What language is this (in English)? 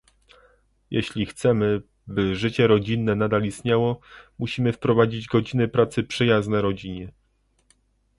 Polish